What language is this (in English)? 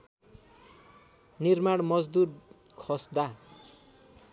Nepali